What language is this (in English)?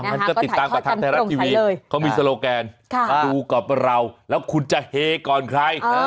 Thai